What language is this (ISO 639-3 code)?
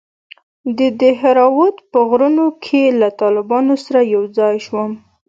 pus